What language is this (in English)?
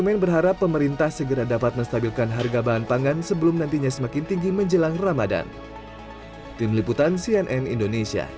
Indonesian